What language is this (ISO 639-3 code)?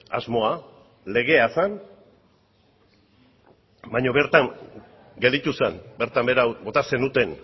eus